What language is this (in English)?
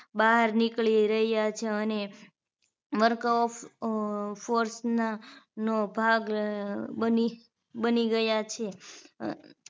Gujarati